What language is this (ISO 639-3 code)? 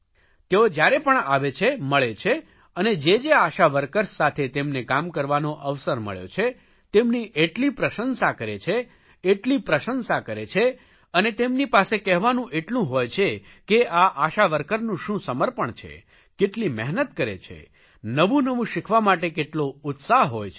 guj